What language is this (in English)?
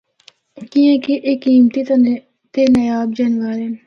Northern Hindko